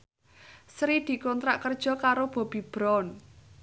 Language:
Javanese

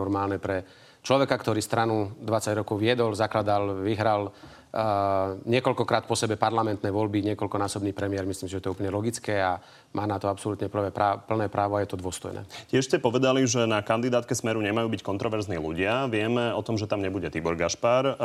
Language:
Slovak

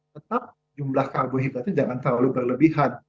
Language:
Indonesian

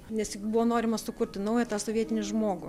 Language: Lithuanian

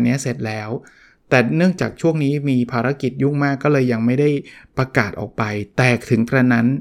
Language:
Thai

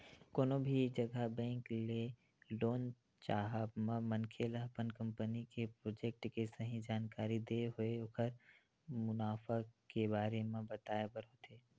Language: Chhattisgarhi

